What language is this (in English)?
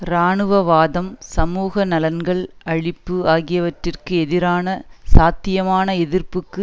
Tamil